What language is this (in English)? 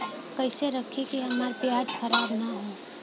Bhojpuri